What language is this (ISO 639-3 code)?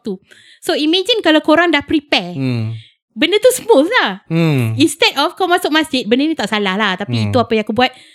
msa